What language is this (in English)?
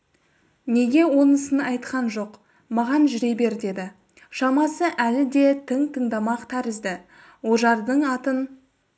Kazakh